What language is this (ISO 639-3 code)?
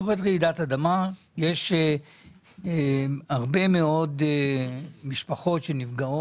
heb